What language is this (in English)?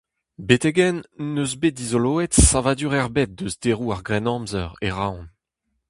Breton